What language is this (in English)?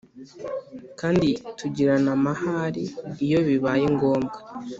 Kinyarwanda